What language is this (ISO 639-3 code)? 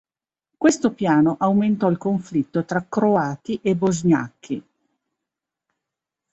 ita